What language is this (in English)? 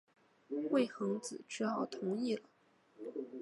Chinese